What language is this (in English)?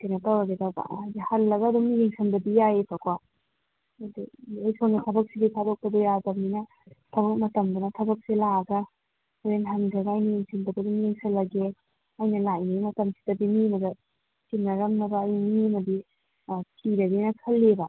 Manipuri